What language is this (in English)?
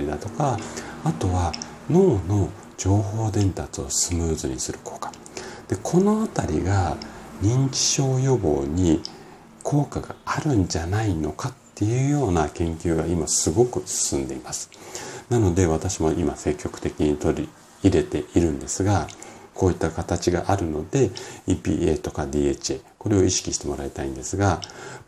Japanese